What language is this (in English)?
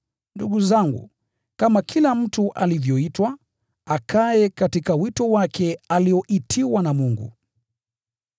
Swahili